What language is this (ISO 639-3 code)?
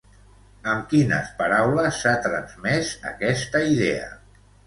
cat